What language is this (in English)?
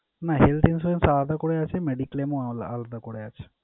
Bangla